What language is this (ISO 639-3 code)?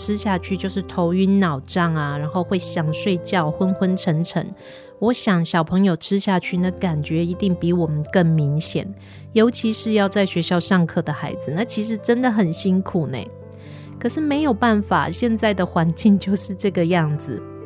zho